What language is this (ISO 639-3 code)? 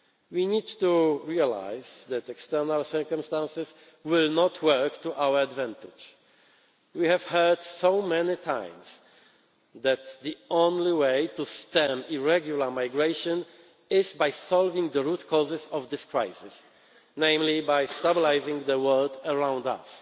eng